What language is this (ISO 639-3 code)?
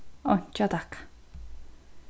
fao